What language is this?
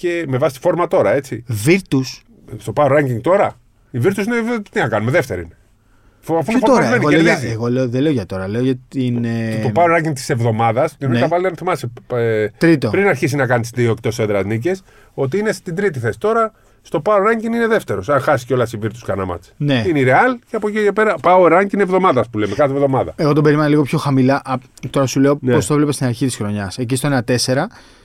Greek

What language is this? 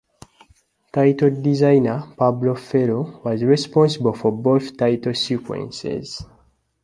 English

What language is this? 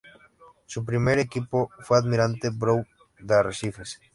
Spanish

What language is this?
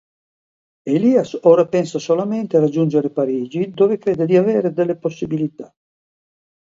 Italian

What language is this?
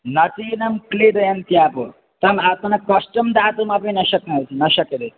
Sanskrit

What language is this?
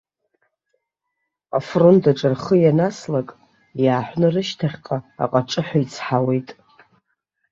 Abkhazian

